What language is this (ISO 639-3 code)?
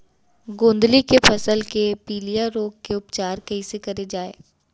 hne